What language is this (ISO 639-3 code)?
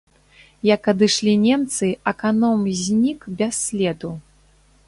bel